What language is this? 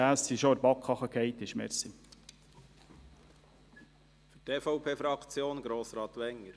Swiss German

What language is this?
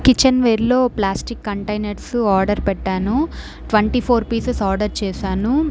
Telugu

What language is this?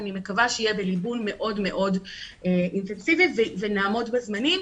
Hebrew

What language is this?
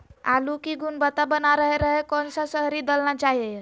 Magahi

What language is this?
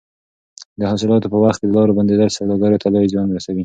Pashto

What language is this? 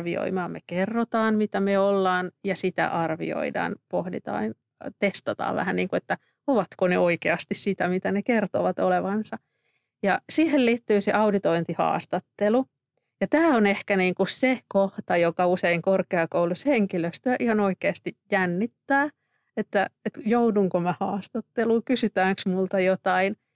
Finnish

